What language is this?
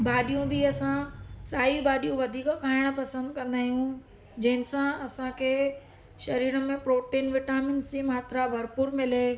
Sindhi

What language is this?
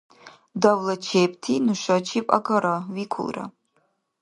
Dargwa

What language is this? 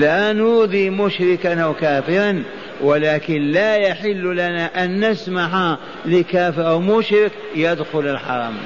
Arabic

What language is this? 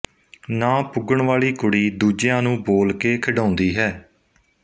Punjabi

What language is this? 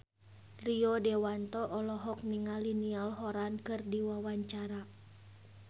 Sundanese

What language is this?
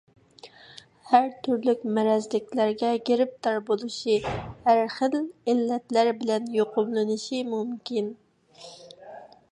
Uyghur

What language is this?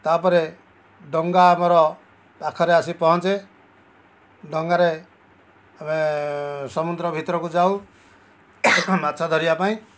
Odia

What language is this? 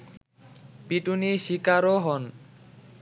Bangla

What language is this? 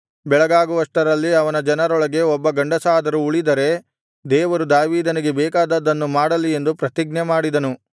Kannada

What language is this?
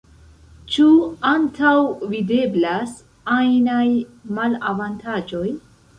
Esperanto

